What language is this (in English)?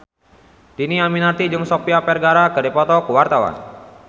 Sundanese